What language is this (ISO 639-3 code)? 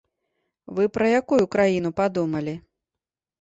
bel